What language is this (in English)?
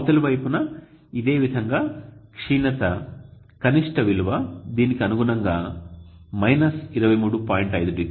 Telugu